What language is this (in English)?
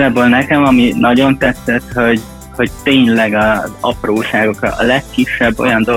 Hungarian